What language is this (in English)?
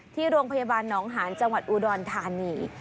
Thai